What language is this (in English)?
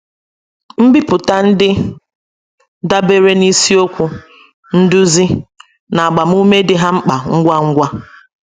Igbo